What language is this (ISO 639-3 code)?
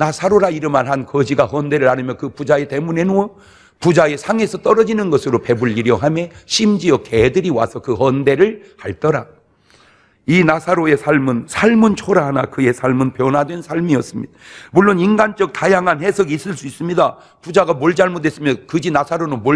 kor